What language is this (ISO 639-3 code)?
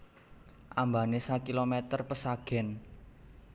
jav